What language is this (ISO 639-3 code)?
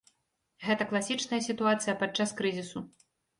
bel